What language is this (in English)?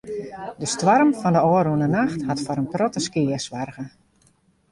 Western Frisian